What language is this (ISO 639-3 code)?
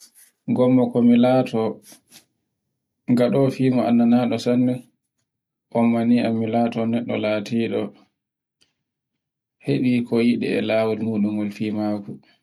fue